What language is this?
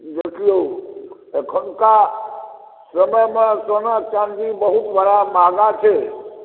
Maithili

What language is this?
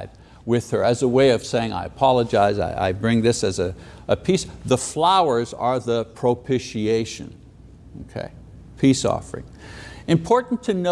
English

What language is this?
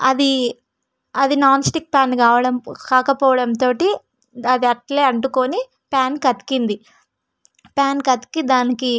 Telugu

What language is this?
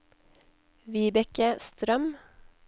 Norwegian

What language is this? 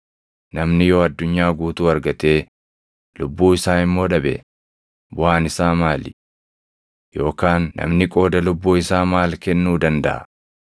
Oromo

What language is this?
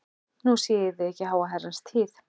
Icelandic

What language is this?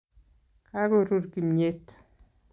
Kalenjin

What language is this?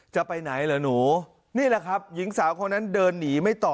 Thai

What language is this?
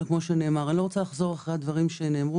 Hebrew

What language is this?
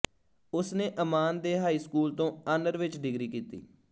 Punjabi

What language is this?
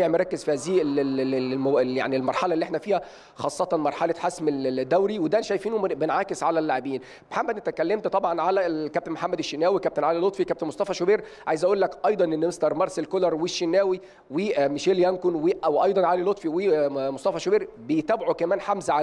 Arabic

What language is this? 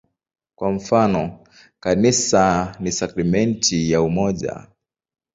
Swahili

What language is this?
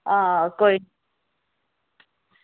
Dogri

